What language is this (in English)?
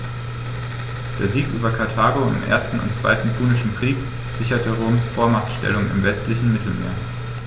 German